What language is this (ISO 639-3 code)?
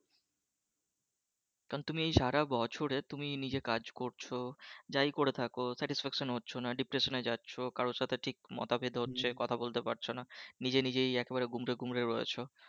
ben